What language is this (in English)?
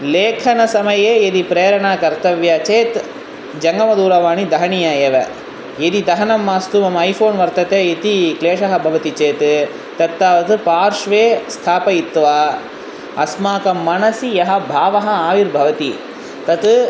Sanskrit